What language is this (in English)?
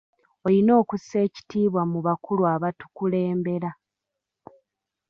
Ganda